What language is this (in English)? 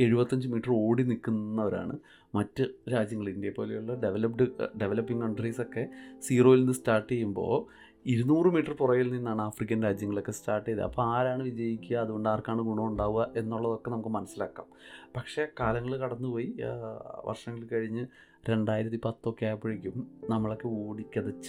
Malayalam